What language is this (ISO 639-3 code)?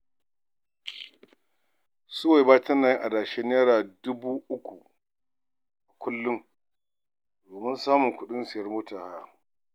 hau